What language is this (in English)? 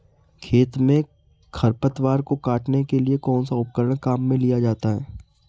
Hindi